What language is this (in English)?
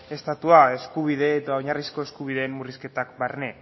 Basque